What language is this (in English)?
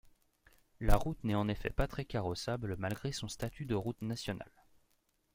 French